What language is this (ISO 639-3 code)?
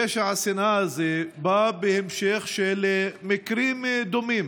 heb